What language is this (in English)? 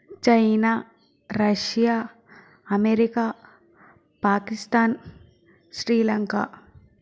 Telugu